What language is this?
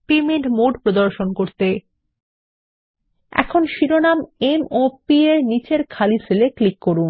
Bangla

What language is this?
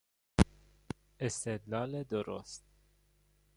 Persian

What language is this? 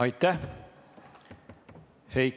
Estonian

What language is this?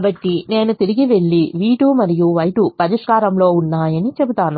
Telugu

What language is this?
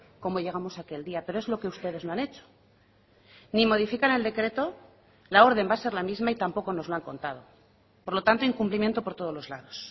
Spanish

